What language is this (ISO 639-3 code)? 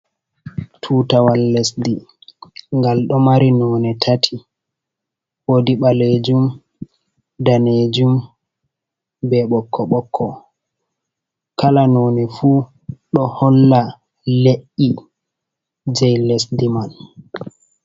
ful